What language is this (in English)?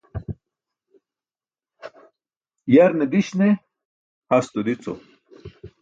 Burushaski